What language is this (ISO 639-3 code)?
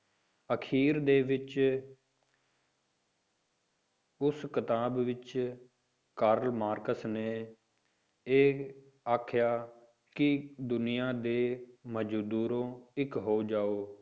pan